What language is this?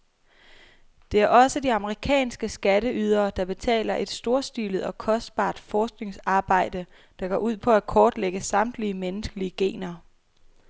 Danish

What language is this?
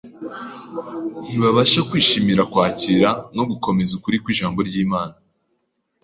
Kinyarwanda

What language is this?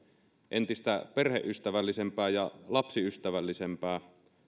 Finnish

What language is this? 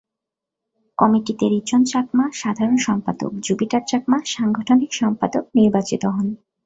Bangla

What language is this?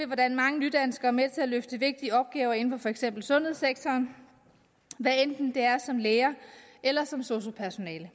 Danish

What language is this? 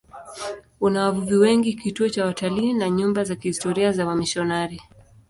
Swahili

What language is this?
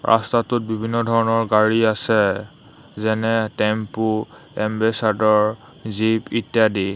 Assamese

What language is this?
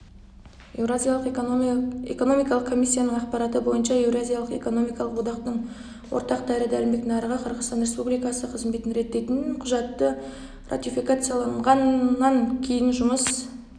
Kazakh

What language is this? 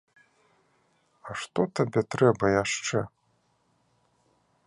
Belarusian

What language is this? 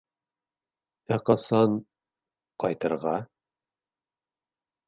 Bashkir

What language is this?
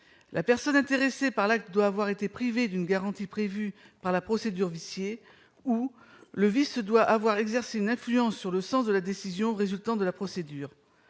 French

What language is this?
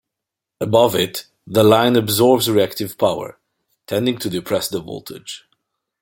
English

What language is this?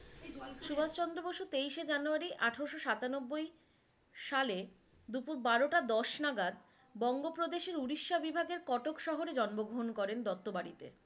Bangla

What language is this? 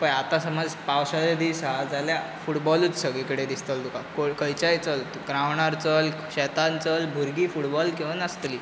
Konkani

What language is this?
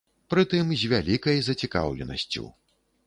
Belarusian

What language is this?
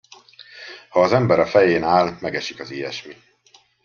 Hungarian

